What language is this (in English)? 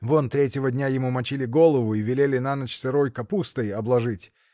Russian